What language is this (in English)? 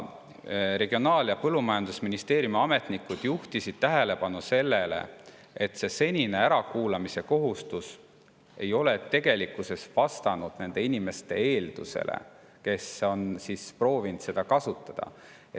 Estonian